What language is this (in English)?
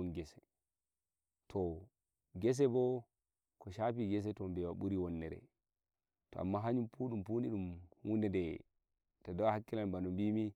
Nigerian Fulfulde